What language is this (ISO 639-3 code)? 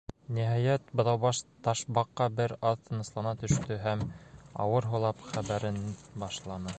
bak